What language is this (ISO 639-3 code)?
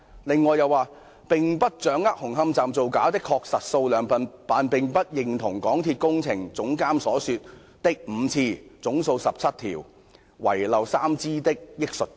yue